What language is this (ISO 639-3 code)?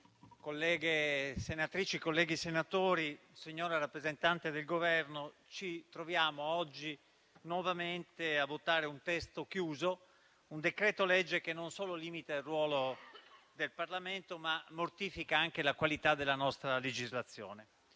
ita